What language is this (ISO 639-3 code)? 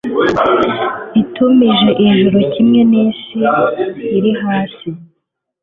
kin